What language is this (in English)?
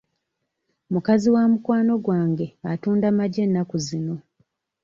Ganda